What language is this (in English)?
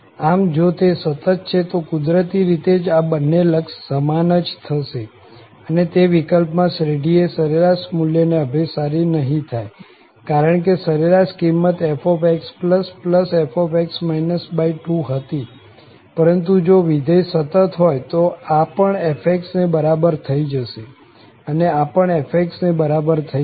Gujarati